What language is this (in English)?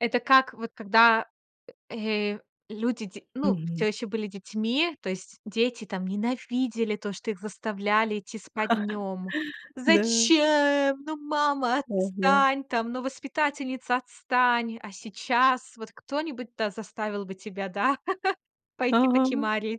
Russian